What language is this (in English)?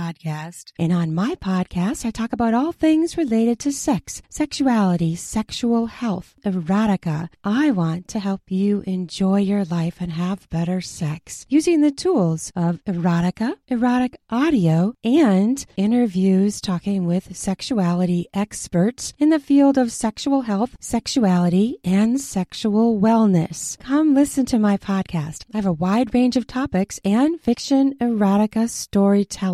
Filipino